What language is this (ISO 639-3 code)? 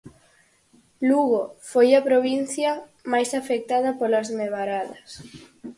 glg